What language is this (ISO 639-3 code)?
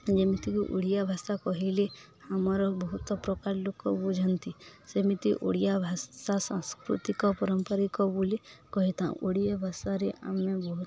ori